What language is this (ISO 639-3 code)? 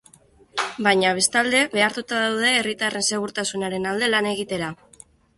eus